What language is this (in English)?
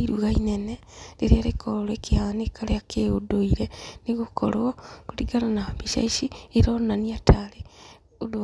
Kikuyu